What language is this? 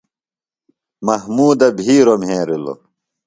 Phalura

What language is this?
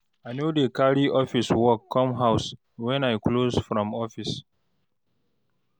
Nigerian Pidgin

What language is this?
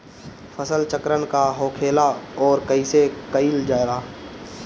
Bhojpuri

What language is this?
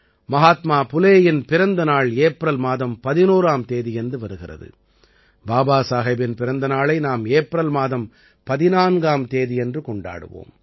Tamil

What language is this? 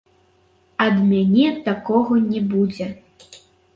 Belarusian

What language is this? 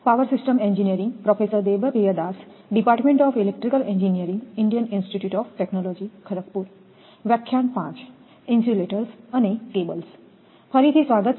Gujarati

